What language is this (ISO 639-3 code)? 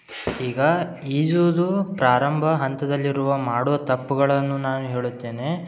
kan